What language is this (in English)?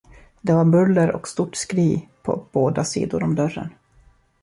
Swedish